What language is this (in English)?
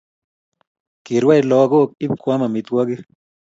Kalenjin